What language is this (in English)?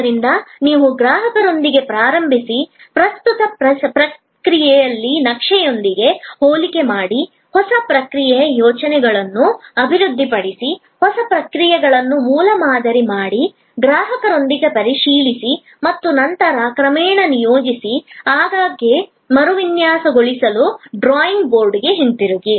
Kannada